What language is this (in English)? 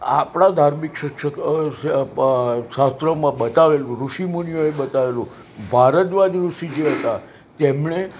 Gujarati